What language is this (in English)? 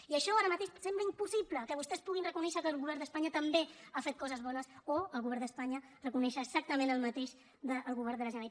Catalan